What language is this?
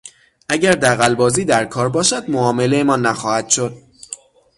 Persian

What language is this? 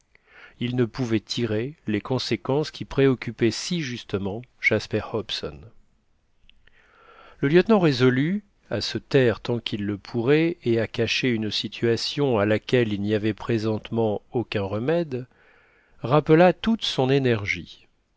French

